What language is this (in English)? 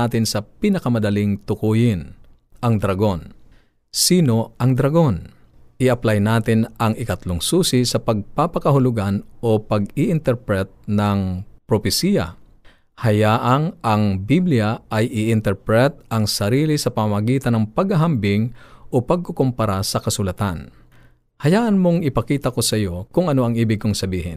Filipino